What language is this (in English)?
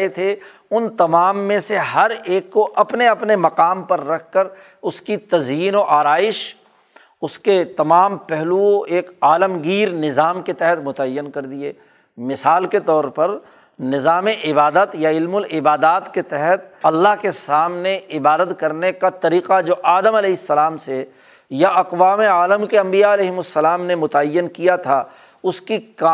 Urdu